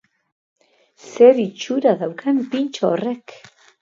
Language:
Basque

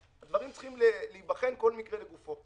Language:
Hebrew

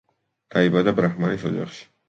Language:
Georgian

